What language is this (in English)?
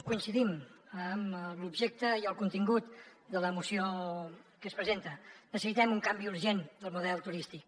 Catalan